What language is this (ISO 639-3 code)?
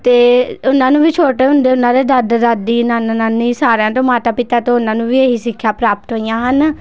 pan